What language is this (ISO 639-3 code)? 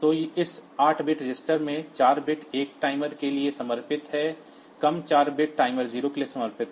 hin